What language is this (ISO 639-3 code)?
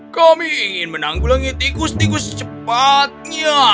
ind